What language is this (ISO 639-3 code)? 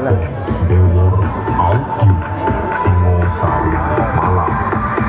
ind